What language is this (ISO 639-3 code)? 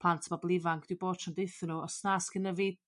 cym